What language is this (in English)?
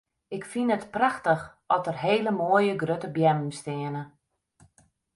Western Frisian